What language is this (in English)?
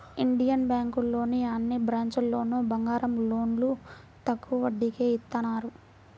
Telugu